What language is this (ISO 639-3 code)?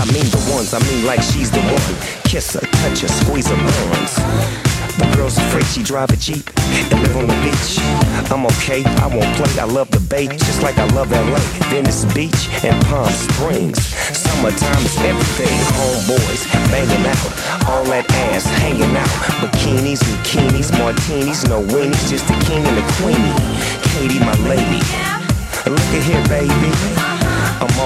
fra